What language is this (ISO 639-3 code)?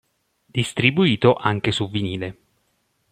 ita